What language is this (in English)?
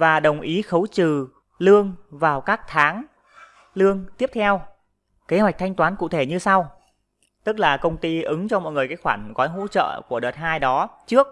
Vietnamese